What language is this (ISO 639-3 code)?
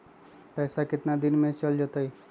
mag